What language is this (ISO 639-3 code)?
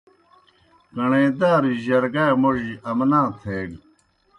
plk